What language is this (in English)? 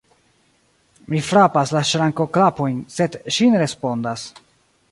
Esperanto